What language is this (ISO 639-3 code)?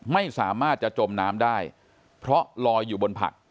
tha